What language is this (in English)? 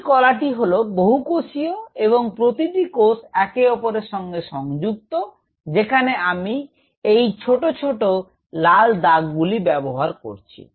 Bangla